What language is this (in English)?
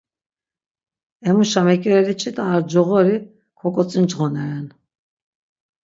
Laz